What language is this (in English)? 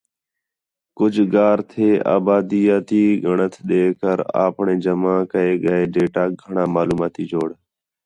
Khetrani